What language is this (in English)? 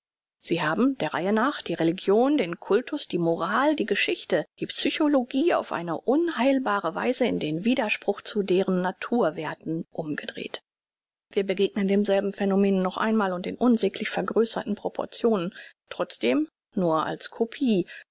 German